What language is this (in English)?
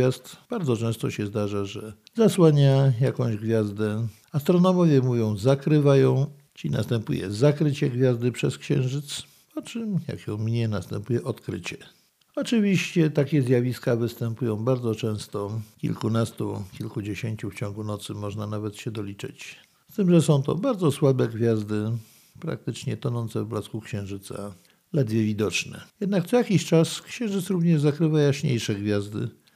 Polish